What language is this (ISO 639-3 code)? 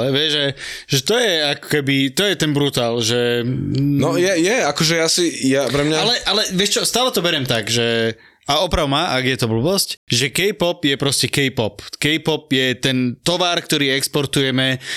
slk